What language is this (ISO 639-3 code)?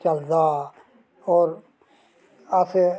doi